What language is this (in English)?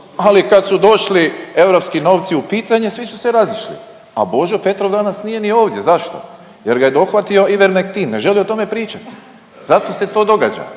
Croatian